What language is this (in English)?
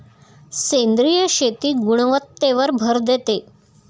Marathi